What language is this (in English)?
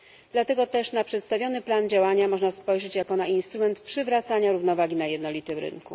Polish